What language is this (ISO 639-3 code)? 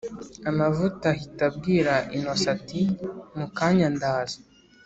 kin